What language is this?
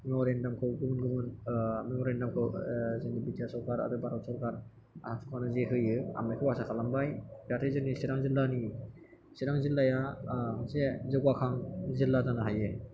Bodo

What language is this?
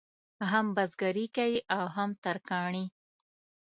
Pashto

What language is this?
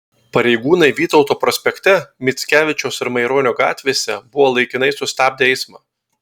Lithuanian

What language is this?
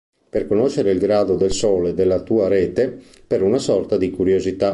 Italian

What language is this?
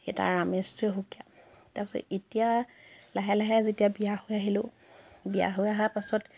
Assamese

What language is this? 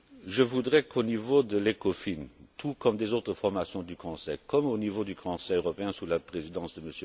French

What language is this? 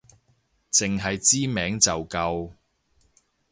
Cantonese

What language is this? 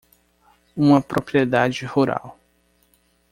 Portuguese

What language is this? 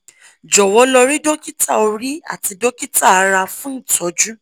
Yoruba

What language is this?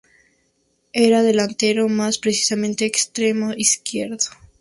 Spanish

